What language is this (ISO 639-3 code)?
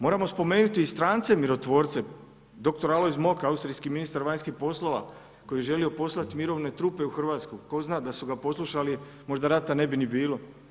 hrv